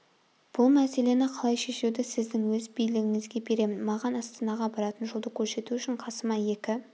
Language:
Kazakh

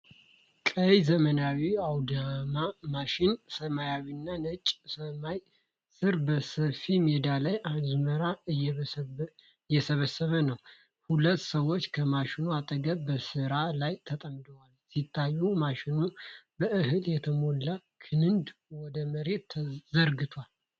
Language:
Amharic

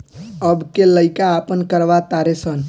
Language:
Bhojpuri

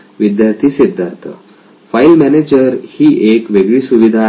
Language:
Marathi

